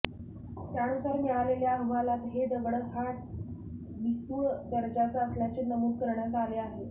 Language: Marathi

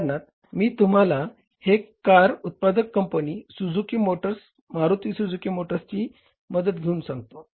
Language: Marathi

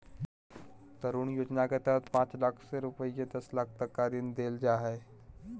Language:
Magahi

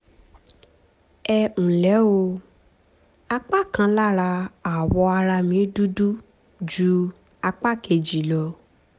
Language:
Yoruba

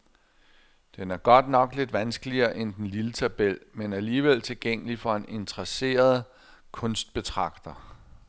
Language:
Danish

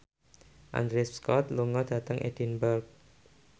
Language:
Javanese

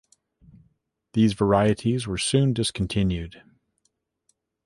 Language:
English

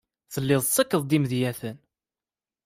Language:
Kabyle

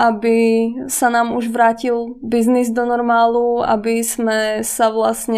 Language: Czech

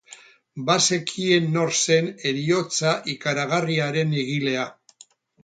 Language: Basque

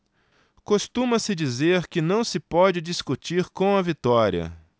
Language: Portuguese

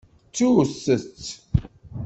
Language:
Kabyle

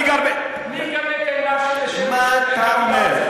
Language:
Hebrew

